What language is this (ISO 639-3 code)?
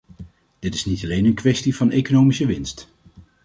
nld